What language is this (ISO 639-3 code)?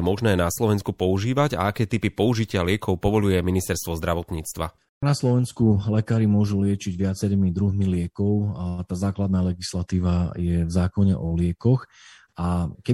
slk